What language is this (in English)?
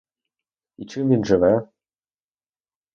Ukrainian